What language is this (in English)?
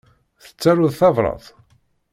Kabyle